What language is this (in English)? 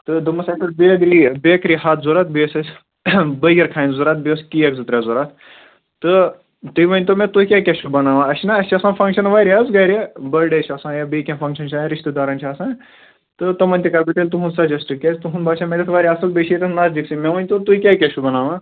Kashmiri